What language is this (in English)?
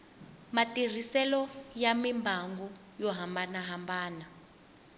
Tsonga